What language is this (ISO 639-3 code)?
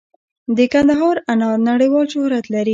pus